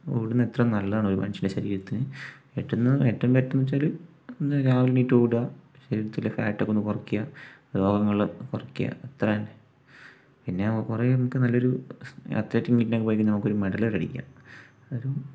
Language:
Malayalam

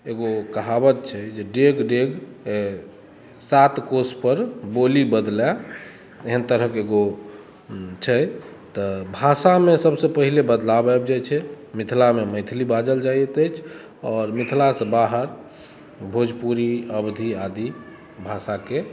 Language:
Maithili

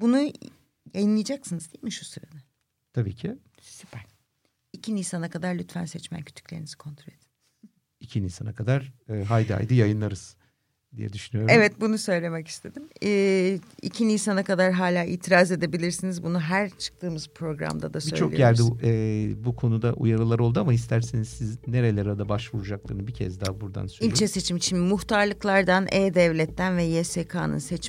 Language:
Turkish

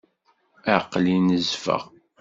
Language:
Kabyle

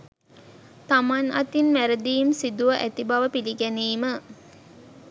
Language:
Sinhala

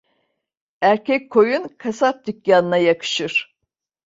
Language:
Turkish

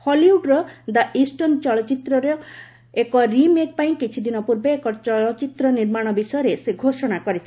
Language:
Odia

